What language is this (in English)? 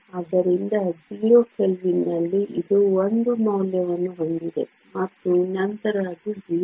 Kannada